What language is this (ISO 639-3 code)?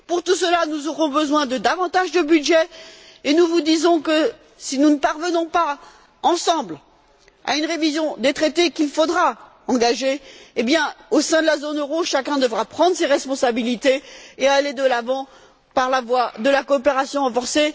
fra